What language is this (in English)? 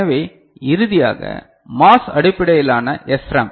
Tamil